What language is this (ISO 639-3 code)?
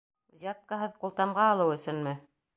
bak